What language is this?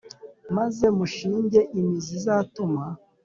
Kinyarwanda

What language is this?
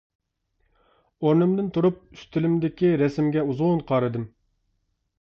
Uyghur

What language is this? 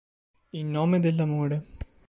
Italian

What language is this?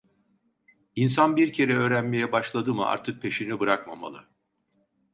Turkish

